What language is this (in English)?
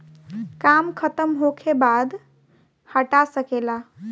Bhojpuri